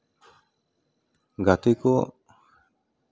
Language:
Santali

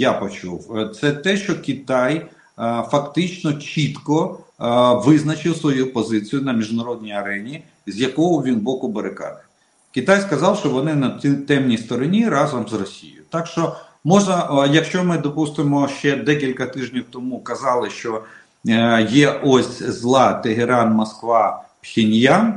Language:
Russian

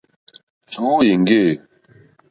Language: Mokpwe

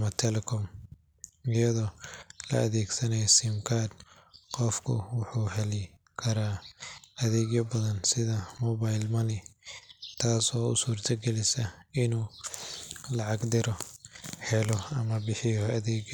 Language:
Somali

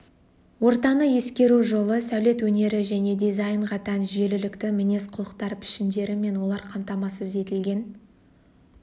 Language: Kazakh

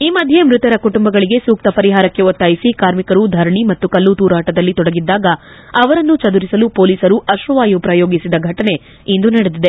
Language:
Kannada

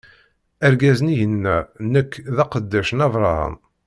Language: Kabyle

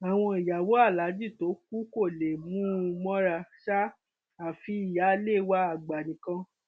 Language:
Yoruba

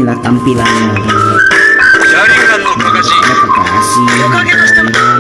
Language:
Indonesian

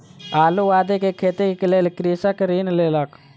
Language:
Maithili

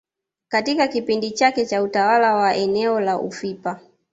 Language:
Swahili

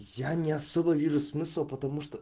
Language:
Russian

